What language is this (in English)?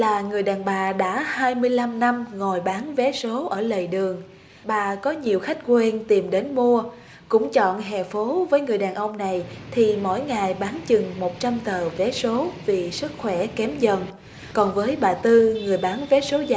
Vietnamese